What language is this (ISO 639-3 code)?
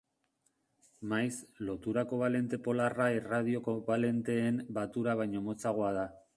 eus